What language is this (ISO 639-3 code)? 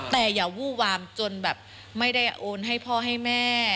tha